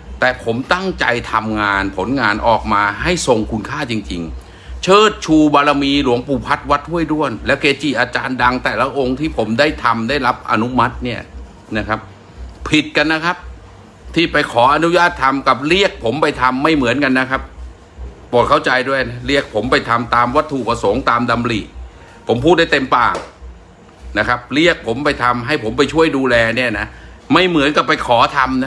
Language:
Thai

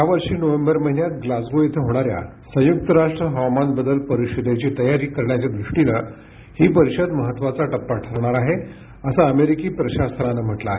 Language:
Marathi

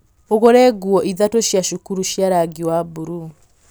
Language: Kikuyu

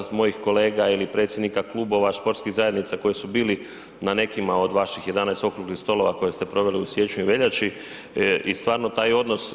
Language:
Croatian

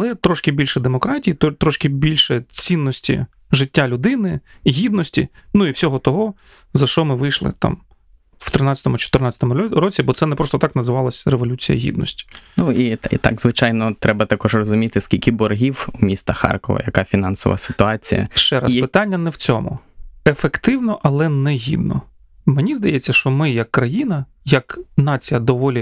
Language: Ukrainian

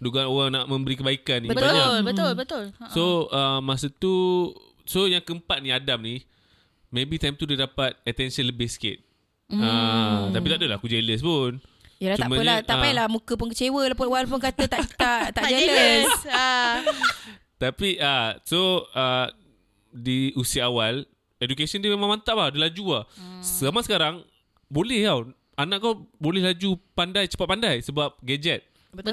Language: Malay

